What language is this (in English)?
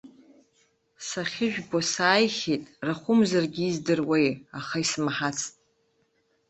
Abkhazian